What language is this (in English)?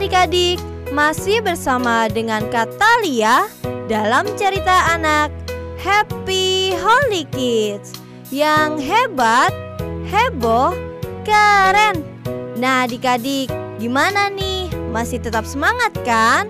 Indonesian